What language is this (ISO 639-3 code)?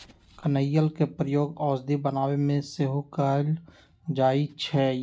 mag